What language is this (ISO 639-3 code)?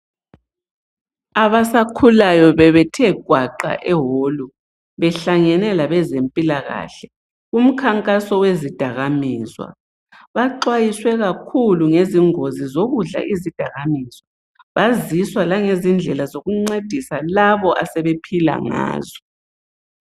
nde